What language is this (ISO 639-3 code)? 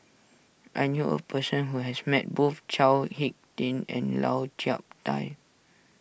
eng